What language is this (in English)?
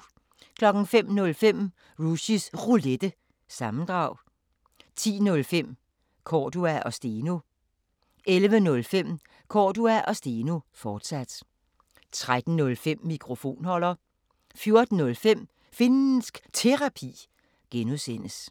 Danish